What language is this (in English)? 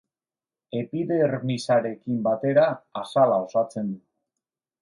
Basque